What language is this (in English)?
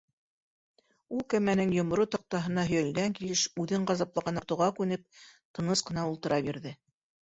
Bashkir